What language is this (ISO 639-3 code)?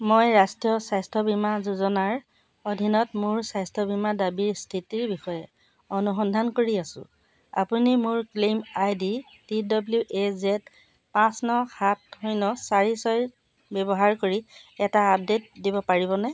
asm